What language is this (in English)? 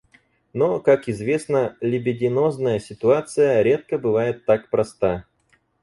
Russian